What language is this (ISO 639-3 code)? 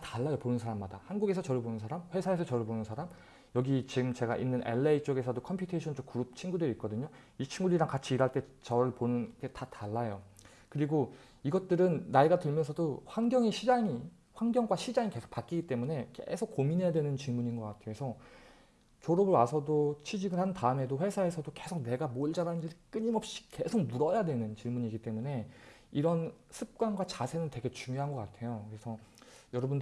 kor